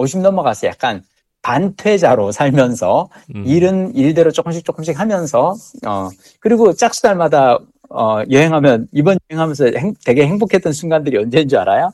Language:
Korean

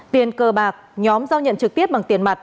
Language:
Vietnamese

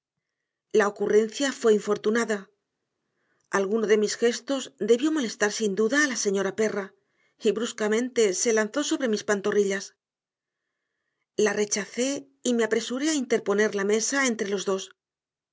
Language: Spanish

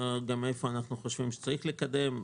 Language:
Hebrew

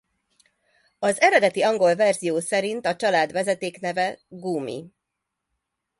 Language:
Hungarian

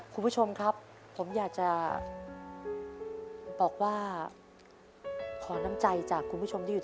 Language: Thai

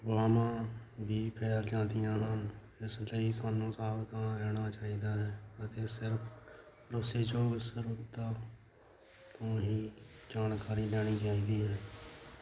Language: Punjabi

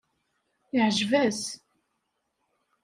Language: Kabyle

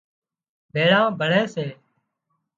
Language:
Wadiyara Koli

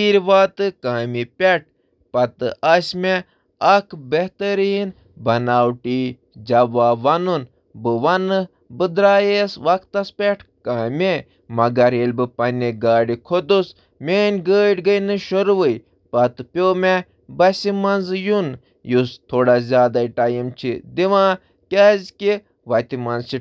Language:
Kashmiri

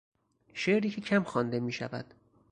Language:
Persian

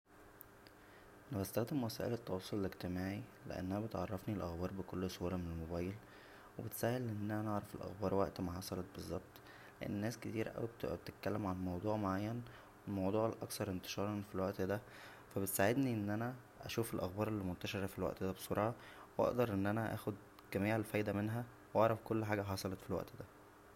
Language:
Egyptian Arabic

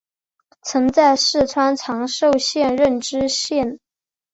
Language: Chinese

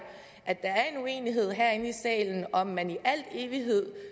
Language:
Danish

